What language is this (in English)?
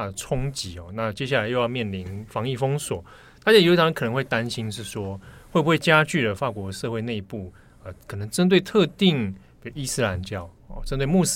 Chinese